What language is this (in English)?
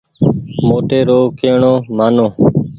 Goaria